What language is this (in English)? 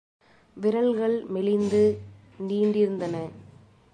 Tamil